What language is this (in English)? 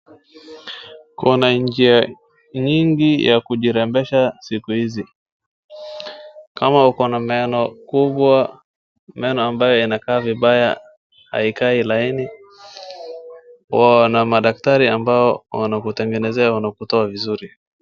Swahili